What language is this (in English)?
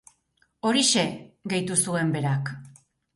Basque